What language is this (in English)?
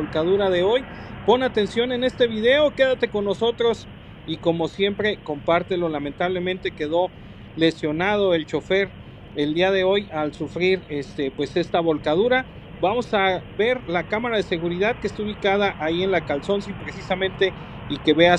Spanish